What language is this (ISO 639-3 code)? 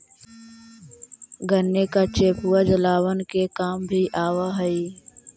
mag